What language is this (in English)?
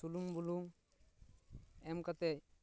Santali